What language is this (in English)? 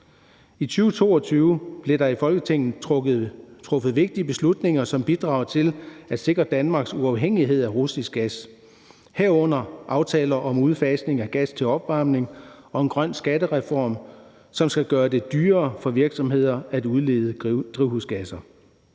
Danish